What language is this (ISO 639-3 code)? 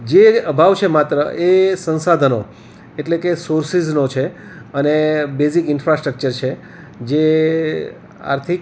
guj